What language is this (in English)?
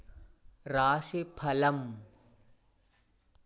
Sanskrit